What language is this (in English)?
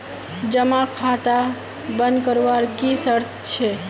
Magahi